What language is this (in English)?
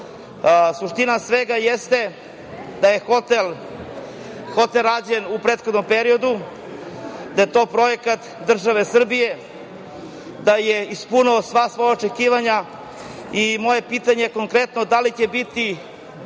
Serbian